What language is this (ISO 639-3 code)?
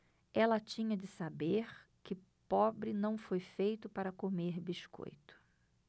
por